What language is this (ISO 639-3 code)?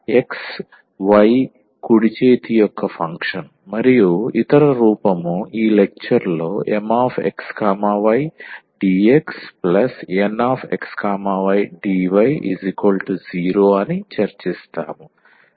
tel